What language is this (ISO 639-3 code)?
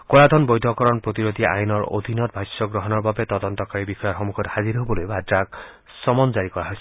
asm